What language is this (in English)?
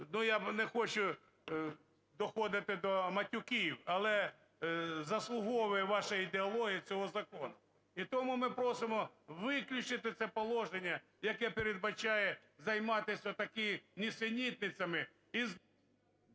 Ukrainian